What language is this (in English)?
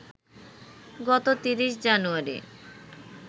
Bangla